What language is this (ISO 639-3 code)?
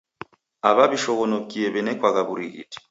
dav